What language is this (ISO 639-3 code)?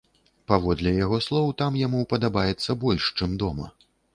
bel